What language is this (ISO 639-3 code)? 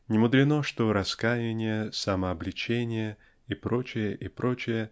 rus